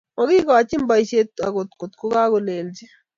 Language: Kalenjin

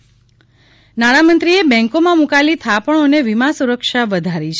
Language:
Gujarati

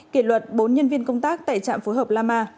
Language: Vietnamese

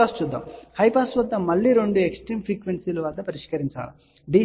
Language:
Telugu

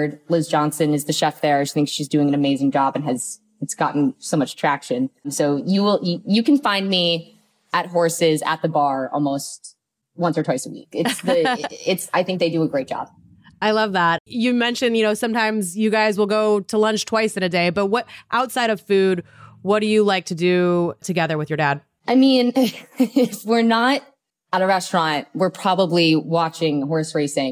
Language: English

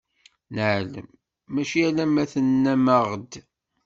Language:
Kabyle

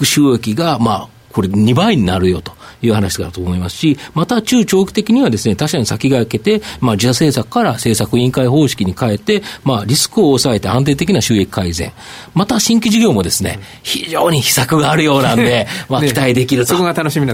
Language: Japanese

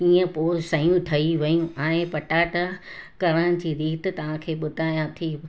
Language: Sindhi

